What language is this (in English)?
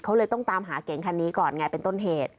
Thai